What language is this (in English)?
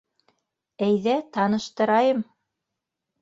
Bashkir